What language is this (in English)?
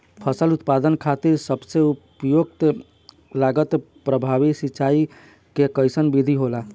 Bhojpuri